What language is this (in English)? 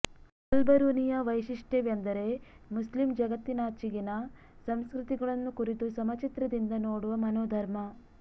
Kannada